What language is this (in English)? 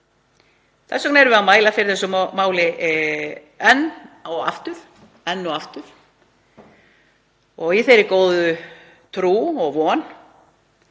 Icelandic